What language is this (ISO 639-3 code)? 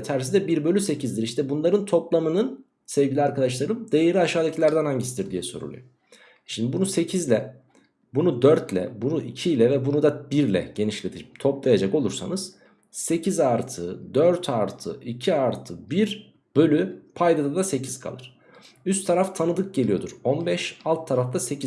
tur